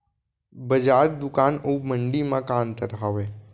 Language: Chhattisgarhi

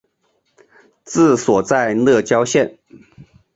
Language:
Chinese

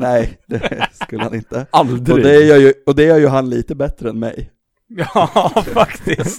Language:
Swedish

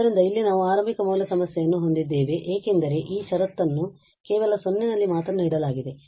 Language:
Kannada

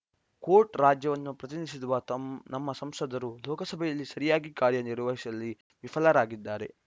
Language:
Kannada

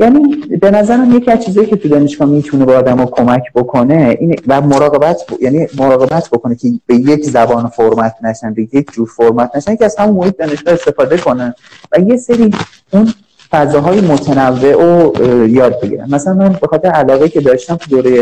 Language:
Persian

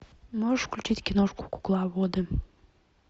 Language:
Russian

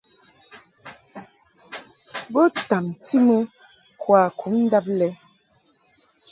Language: Mungaka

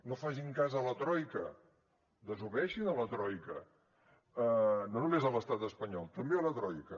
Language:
Catalan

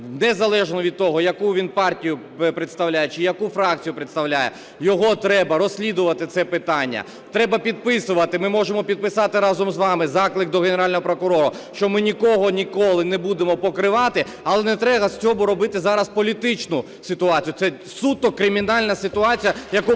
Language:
Ukrainian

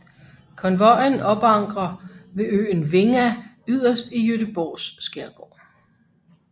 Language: Danish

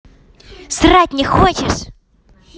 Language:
Russian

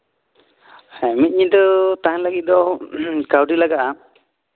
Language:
Santali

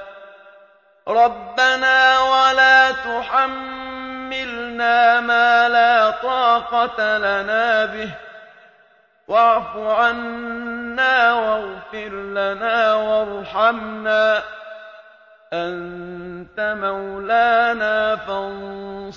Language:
Arabic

